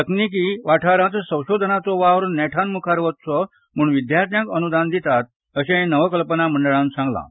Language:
Konkani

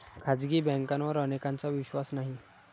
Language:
Marathi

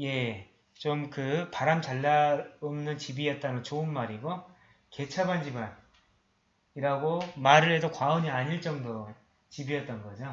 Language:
Korean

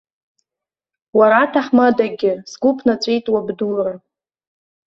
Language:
Abkhazian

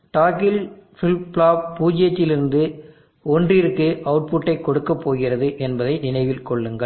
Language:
Tamil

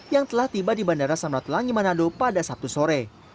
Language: Indonesian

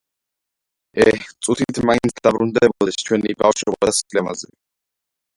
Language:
Georgian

